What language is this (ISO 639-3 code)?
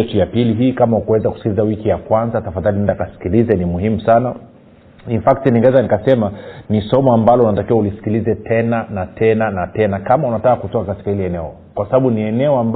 swa